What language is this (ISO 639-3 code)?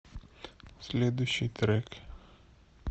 rus